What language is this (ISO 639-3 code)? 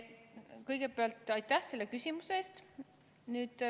est